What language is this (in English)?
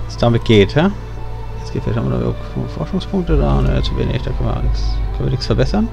German